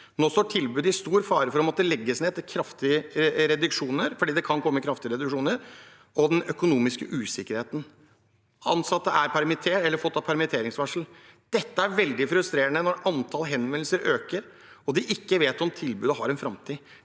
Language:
Norwegian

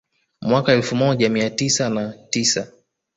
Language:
Swahili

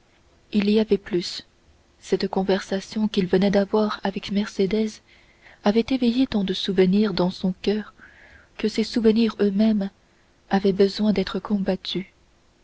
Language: French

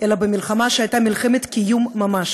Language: Hebrew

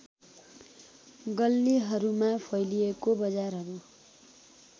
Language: Nepali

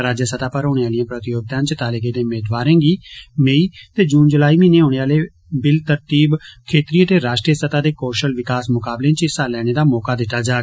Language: Dogri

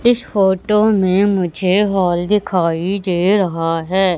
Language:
Hindi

